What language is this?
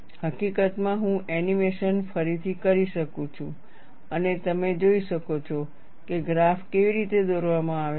Gujarati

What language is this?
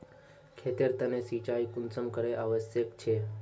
Magahi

